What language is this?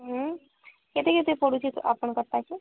Odia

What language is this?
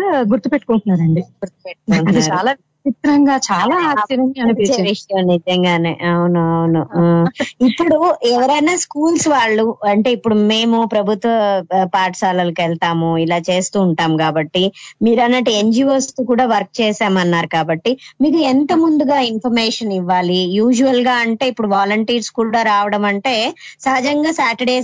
Telugu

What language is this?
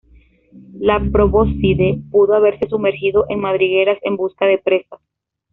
Spanish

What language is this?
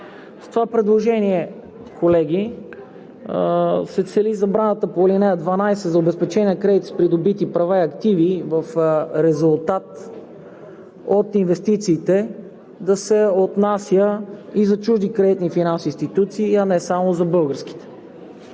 Bulgarian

